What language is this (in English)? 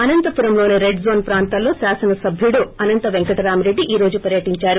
Telugu